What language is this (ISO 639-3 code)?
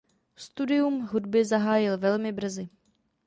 ces